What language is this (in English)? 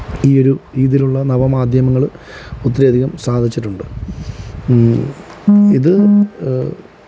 Malayalam